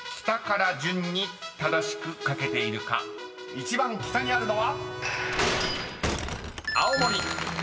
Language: Japanese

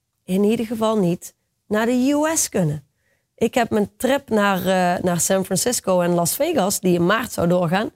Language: Dutch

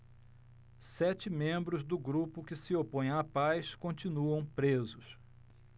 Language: Portuguese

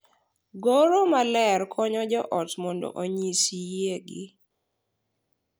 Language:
Luo (Kenya and Tanzania)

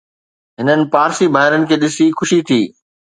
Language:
Sindhi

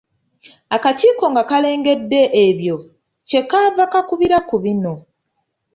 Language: Ganda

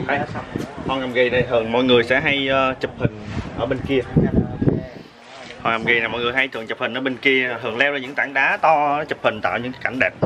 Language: Vietnamese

